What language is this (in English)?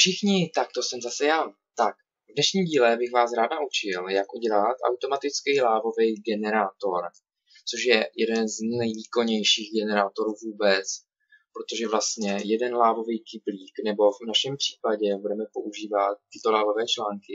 Czech